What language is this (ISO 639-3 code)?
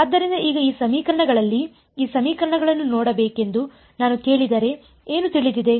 kan